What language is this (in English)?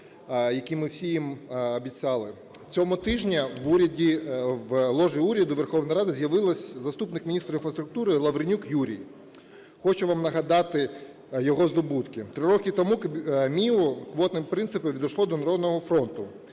Ukrainian